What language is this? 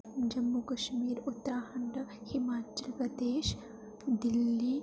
Dogri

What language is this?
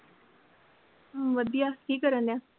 Punjabi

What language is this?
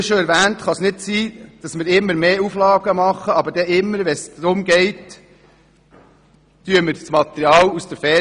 Swiss German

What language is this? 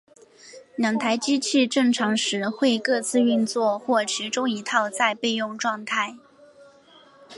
Chinese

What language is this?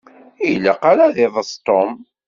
Kabyle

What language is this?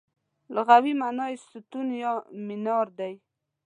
Pashto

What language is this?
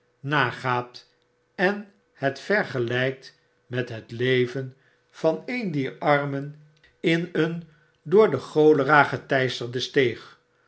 Dutch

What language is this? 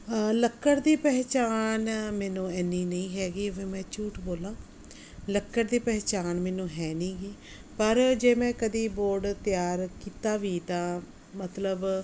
Punjabi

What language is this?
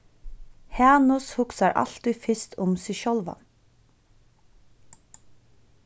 Faroese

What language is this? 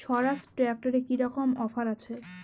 Bangla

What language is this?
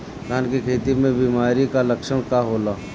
Bhojpuri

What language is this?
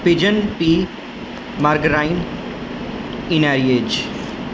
Urdu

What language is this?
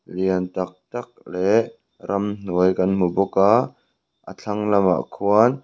Mizo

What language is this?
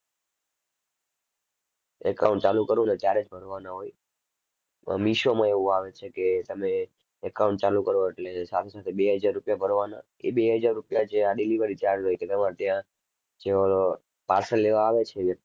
Gujarati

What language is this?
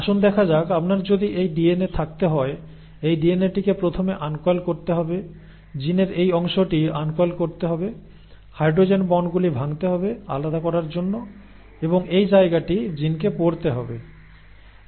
Bangla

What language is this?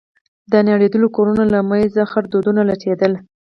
Pashto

